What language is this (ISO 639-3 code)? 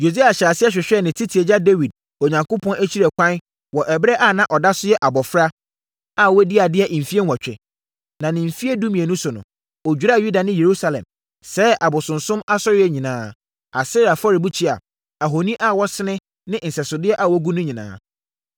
aka